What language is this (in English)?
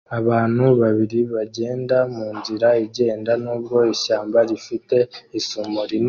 Kinyarwanda